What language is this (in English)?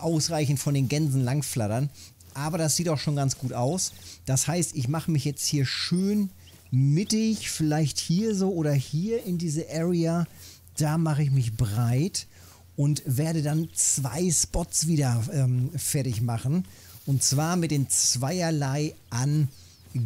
German